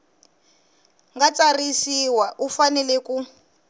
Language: Tsonga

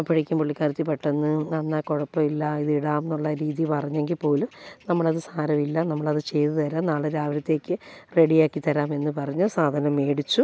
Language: Malayalam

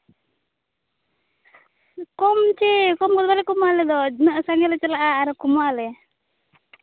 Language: Santali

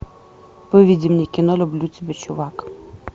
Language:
Russian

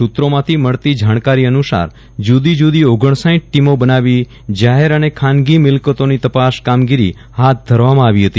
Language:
Gujarati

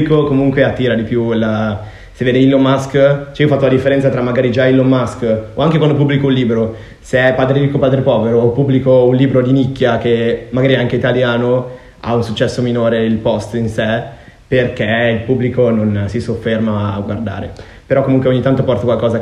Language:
Italian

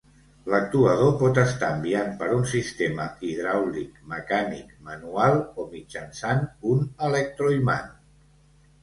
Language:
Catalan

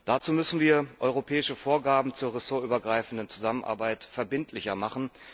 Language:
German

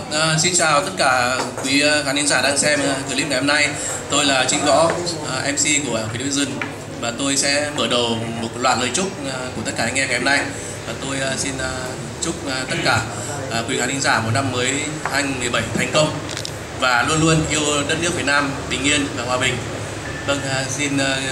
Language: Vietnamese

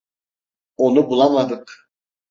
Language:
Turkish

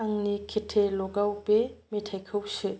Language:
Bodo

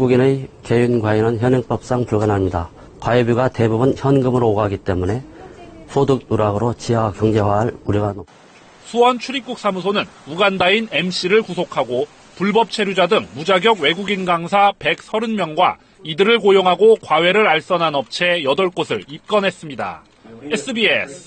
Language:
Korean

